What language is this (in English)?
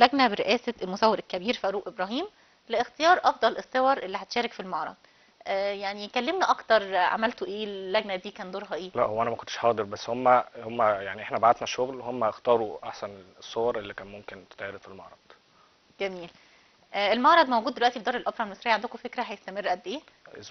Arabic